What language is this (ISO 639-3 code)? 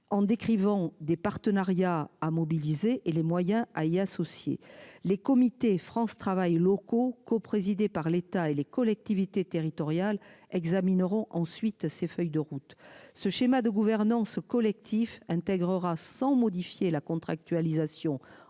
fra